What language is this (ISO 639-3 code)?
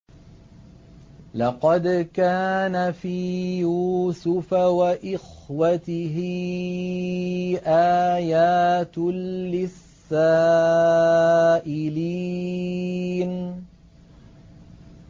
ara